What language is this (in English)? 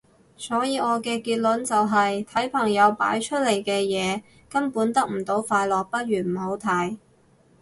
Cantonese